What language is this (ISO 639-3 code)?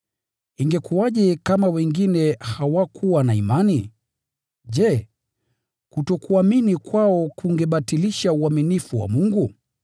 swa